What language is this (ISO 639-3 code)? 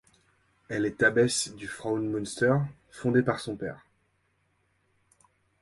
fra